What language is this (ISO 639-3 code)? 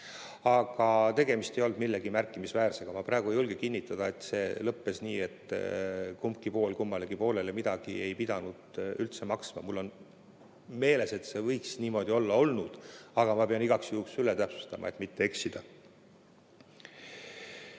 est